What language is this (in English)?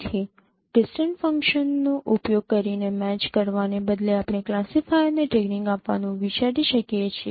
Gujarati